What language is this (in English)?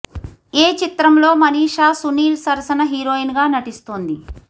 Telugu